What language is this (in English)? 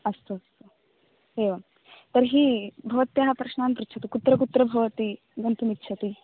Sanskrit